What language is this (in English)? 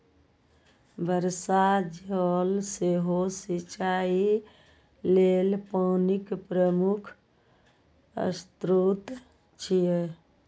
Maithili